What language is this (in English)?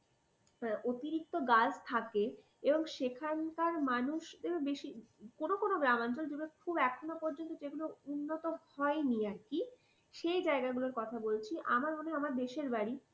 Bangla